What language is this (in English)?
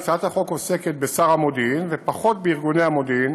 Hebrew